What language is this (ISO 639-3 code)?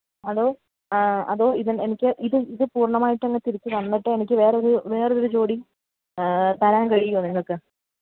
mal